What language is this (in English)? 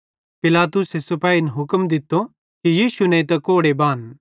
Bhadrawahi